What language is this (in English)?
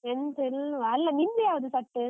Kannada